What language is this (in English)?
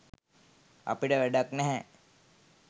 Sinhala